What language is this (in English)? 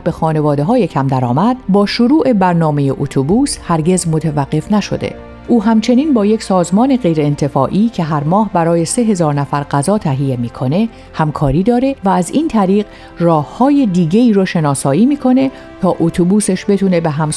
Persian